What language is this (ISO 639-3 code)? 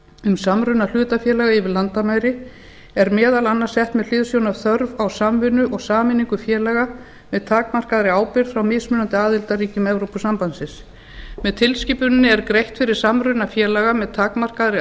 isl